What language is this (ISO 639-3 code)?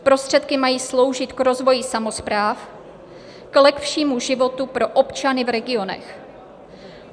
ces